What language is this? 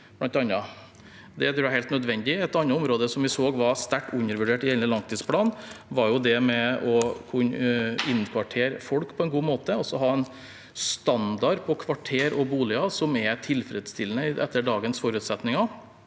Norwegian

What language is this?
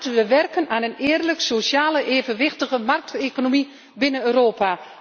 Dutch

